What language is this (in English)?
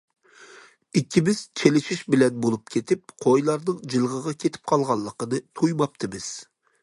Uyghur